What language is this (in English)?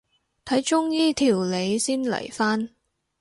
Cantonese